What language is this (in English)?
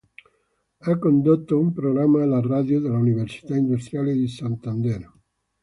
Italian